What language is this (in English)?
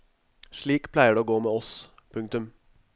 Norwegian